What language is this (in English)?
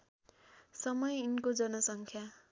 Nepali